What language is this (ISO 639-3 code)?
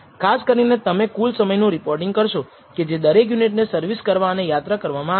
guj